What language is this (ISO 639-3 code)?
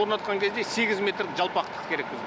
kaz